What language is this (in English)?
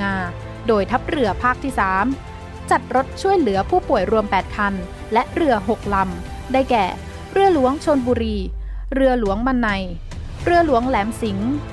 Thai